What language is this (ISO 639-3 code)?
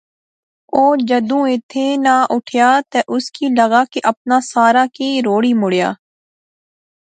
phr